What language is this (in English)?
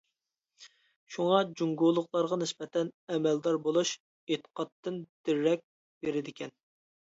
Uyghur